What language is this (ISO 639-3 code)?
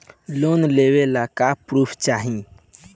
bho